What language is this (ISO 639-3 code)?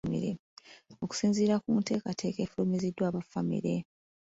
lug